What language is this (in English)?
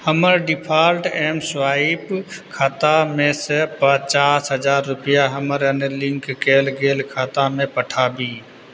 Maithili